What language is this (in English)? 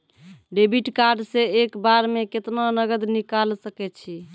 Maithili